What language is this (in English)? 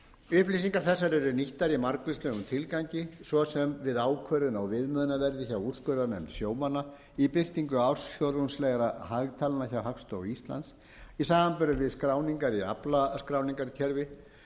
Icelandic